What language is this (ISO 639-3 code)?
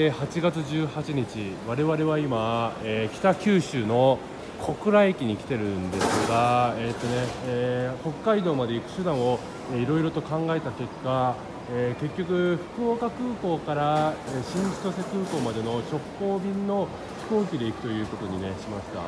jpn